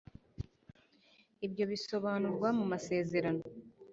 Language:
Kinyarwanda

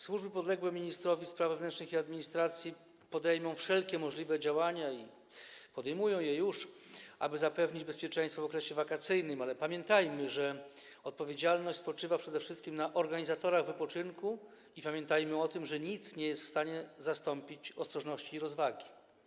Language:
Polish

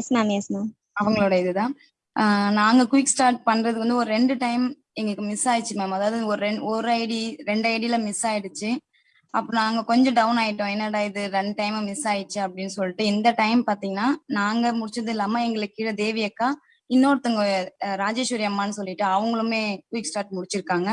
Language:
Tamil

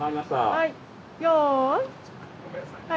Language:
Japanese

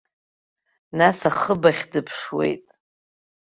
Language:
Abkhazian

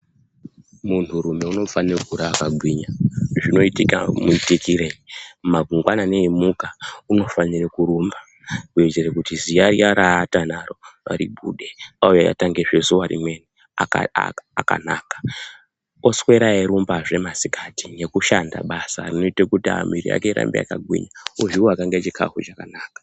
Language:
Ndau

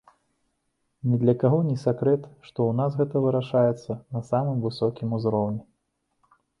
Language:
Belarusian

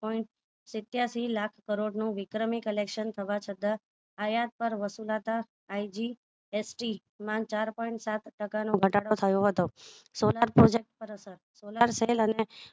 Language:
Gujarati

